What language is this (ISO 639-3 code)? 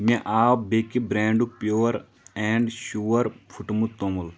kas